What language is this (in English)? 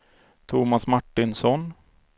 Swedish